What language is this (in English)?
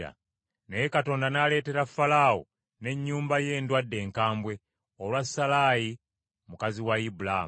Ganda